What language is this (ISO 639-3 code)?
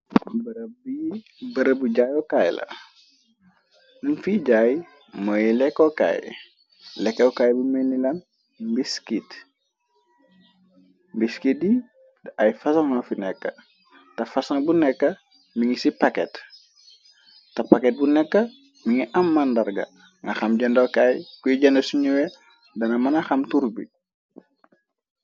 wol